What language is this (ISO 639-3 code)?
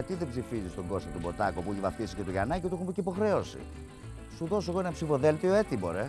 ell